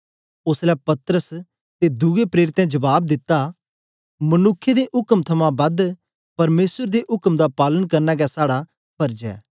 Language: Dogri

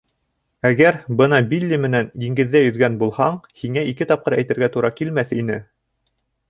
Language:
Bashkir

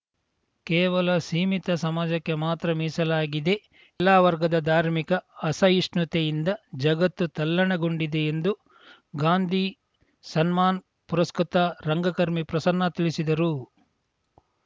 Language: Kannada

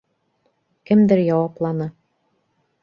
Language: Bashkir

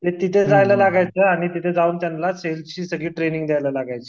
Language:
Marathi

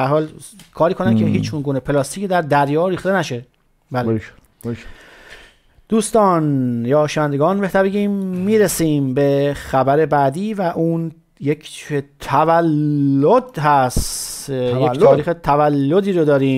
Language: Persian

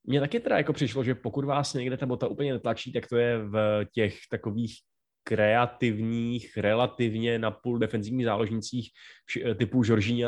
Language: Czech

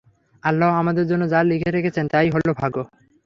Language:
Bangla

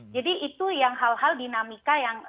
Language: Indonesian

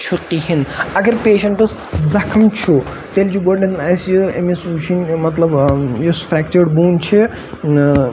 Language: Kashmiri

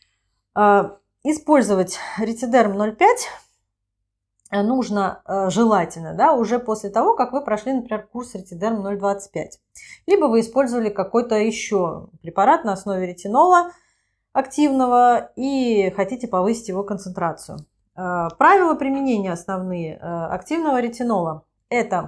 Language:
Russian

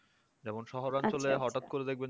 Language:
Bangla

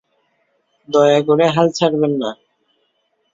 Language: Bangla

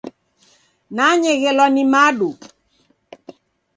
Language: Taita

